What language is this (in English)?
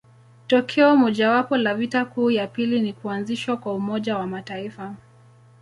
Swahili